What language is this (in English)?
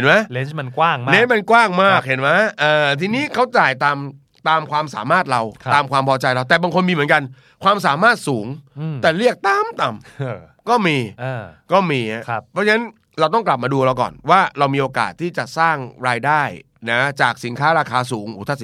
Thai